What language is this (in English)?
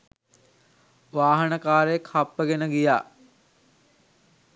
Sinhala